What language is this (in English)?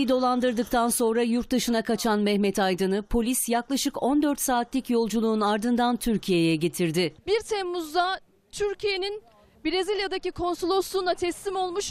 Turkish